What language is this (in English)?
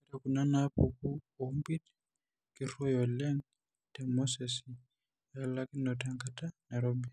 Masai